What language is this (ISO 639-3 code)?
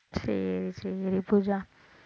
tam